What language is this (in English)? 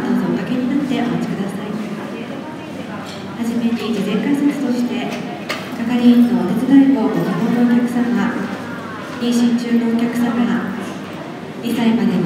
Japanese